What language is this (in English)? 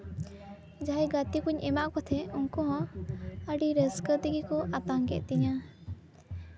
Santali